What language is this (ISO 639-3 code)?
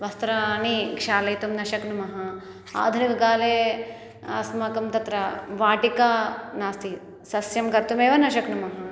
san